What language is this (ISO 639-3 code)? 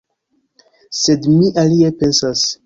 epo